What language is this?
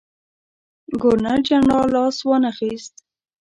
Pashto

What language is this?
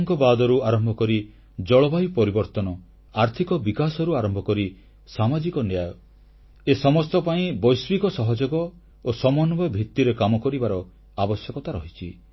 Odia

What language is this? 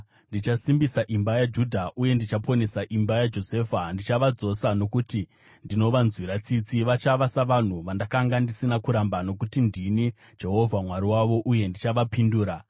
Shona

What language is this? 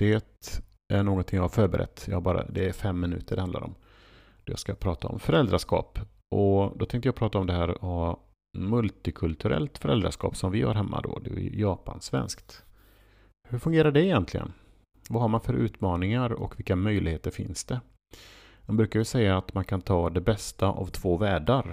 Swedish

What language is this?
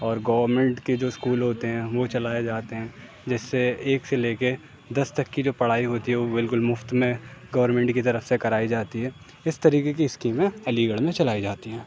Urdu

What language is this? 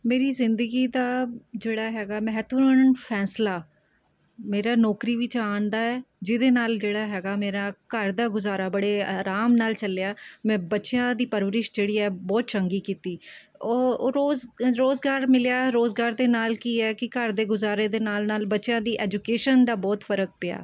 Punjabi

